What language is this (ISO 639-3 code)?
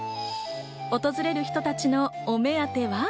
jpn